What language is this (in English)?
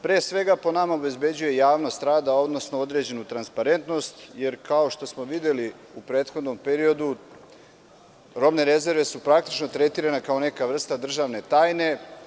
Serbian